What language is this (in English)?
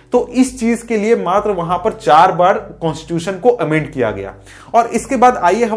Hindi